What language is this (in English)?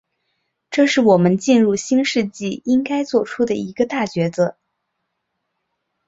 Chinese